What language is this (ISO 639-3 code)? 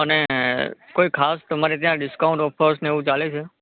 guj